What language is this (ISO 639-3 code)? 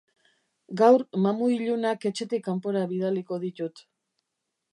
eus